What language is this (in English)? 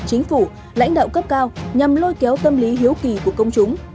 Vietnamese